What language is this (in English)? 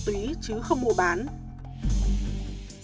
Vietnamese